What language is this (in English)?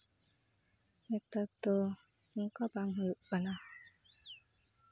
Santali